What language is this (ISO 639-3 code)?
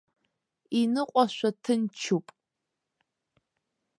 abk